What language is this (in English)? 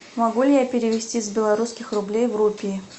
Russian